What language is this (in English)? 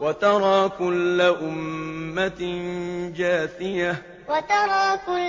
Arabic